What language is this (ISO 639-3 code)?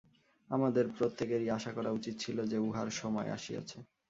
ben